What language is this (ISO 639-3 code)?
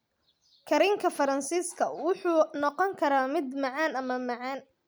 som